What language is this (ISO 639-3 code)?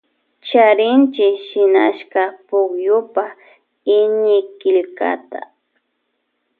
qvj